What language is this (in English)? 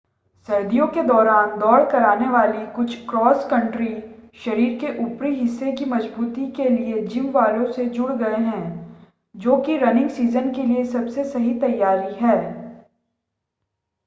Hindi